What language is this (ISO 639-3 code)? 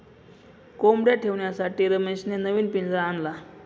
mar